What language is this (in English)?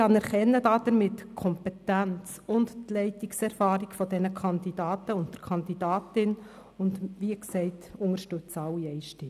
Swiss German